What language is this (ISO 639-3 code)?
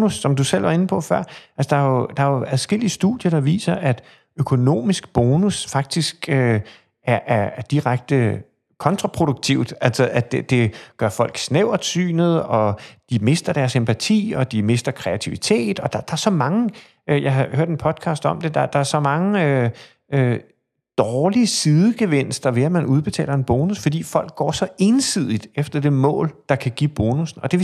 dan